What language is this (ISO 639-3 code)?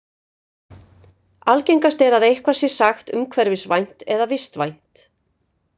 isl